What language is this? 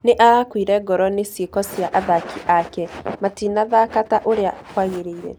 Kikuyu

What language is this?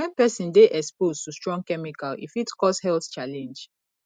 Nigerian Pidgin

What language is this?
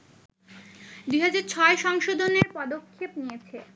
Bangla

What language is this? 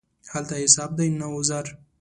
Pashto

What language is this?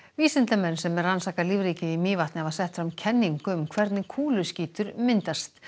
Icelandic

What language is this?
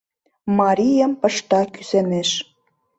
Mari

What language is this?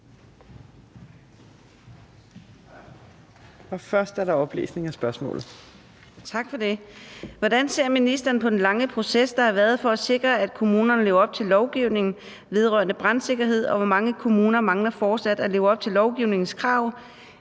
Danish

